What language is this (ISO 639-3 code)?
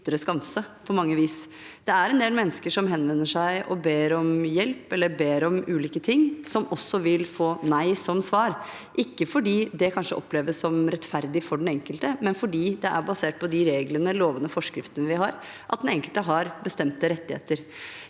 nor